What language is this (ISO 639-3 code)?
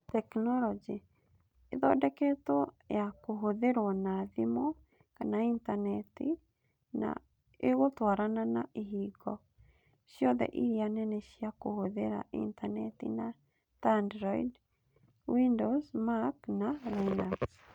kik